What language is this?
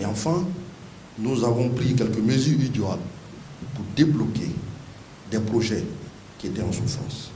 French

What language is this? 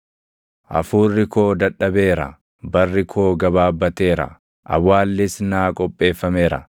Oromo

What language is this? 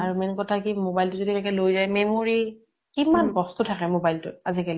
Assamese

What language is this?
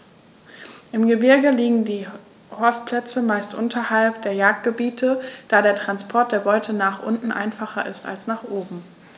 German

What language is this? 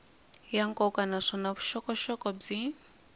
Tsonga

